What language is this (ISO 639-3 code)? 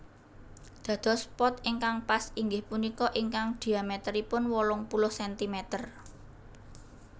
jav